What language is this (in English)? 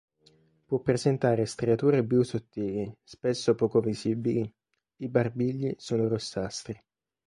Italian